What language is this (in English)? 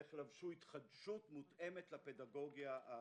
Hebrew